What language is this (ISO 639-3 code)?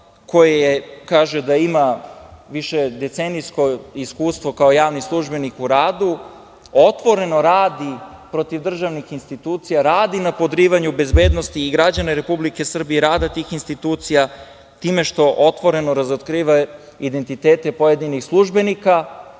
srp